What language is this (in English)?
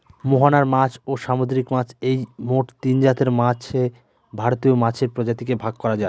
Bangla